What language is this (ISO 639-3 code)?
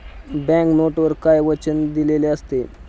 mar